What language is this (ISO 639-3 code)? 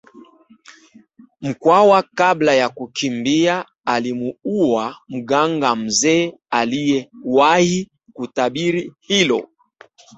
swa